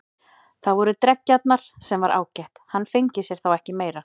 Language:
Icelandic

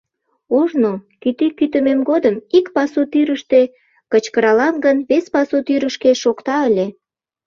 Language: Mari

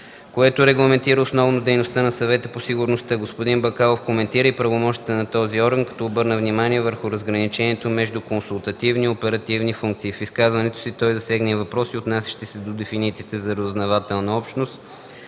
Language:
Bulgarian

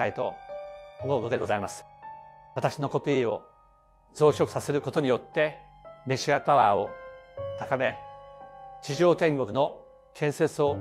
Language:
Japanese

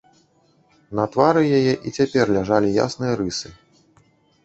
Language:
Belarusian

